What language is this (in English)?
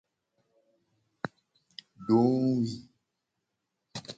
Gen